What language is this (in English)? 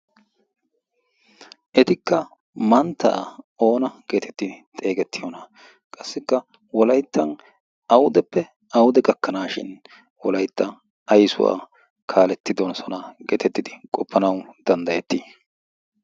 Wolaytta